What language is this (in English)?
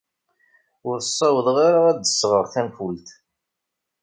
Kabyle